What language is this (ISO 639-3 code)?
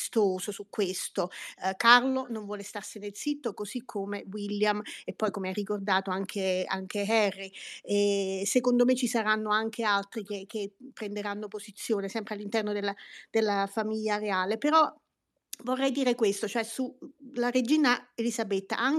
ita